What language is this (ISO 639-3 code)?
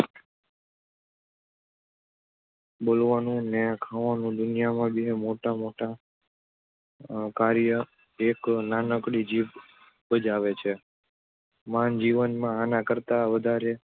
guj